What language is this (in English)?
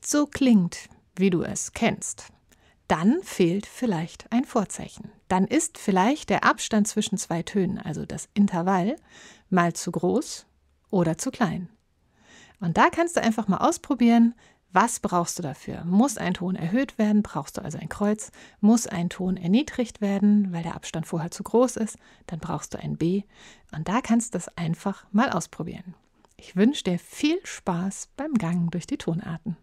German